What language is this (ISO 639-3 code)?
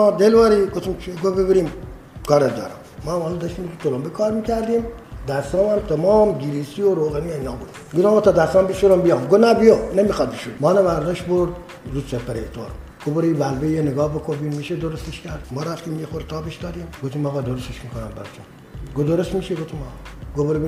fas